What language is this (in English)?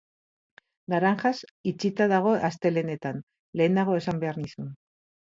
Basque